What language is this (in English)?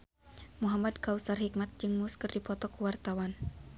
Sundanese